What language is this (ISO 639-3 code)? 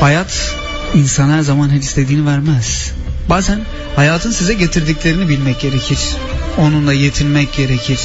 tur